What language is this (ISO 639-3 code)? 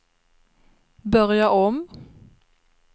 swe